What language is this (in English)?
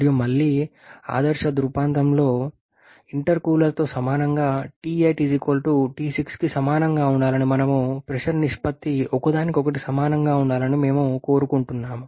Telugu